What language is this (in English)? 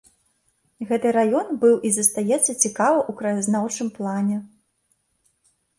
Belarusian